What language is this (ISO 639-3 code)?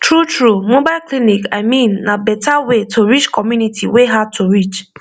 pcm